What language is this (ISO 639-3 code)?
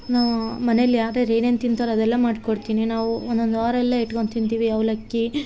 kan